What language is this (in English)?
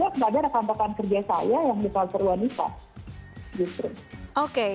Indonesian